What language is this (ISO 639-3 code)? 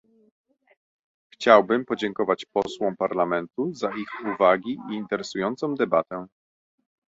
pol